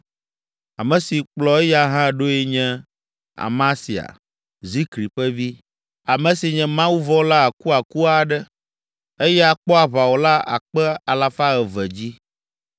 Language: Ewe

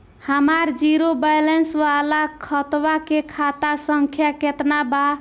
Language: Bhojpuri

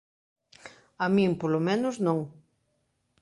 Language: Galician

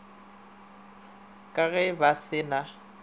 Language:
Northern Sotho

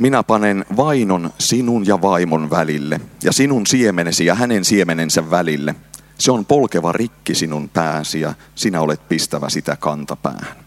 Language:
Finnish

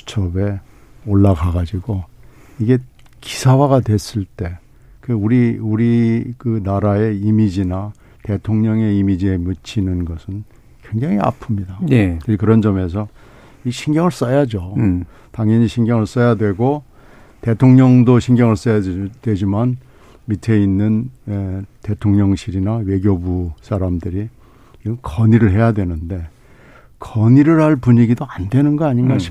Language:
Korean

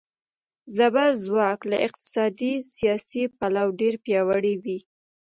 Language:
Pashto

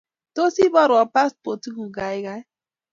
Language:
Kalenjin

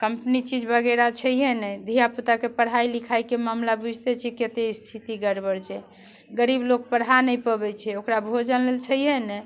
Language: Maithili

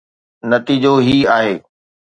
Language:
Sindhi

